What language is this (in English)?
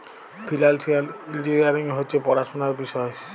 Bangla